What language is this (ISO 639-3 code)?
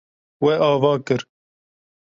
kur